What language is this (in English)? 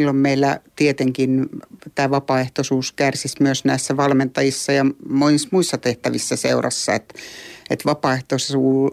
Finnish